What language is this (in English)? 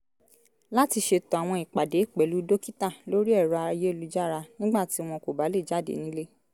Yoruba